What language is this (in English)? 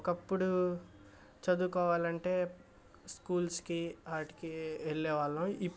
Telugu